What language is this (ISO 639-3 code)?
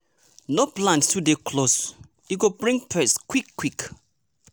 pcm